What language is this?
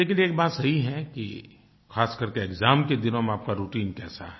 Hindi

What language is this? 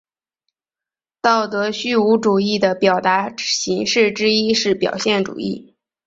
Chinese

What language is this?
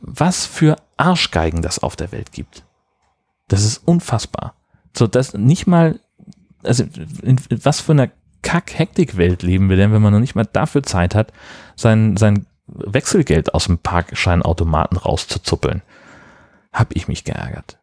German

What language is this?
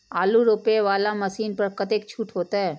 Maithili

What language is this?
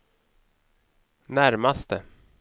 Swedish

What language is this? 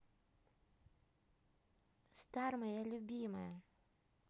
Russian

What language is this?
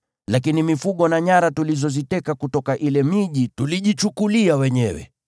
Swahili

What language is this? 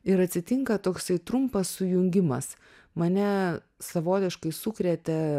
Lithuanian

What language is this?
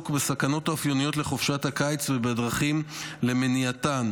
Hebrew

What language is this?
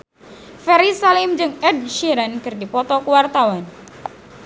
Sundanese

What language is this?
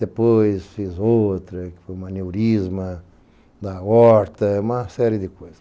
Portuguese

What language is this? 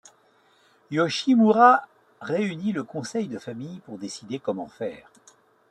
French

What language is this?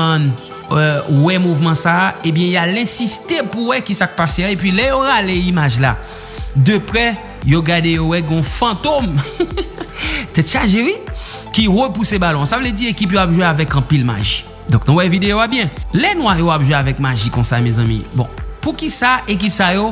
French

